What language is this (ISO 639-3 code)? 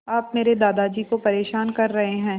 hin